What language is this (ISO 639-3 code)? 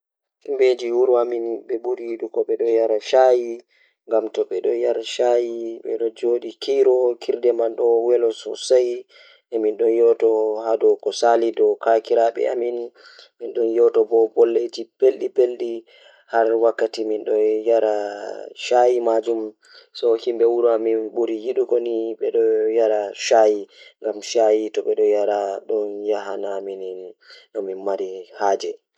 ful